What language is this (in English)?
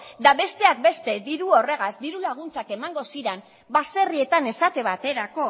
Basque